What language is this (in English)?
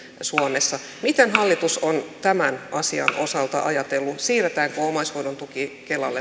Finnish